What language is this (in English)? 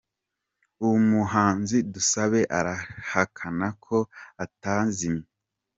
Kinyarwanda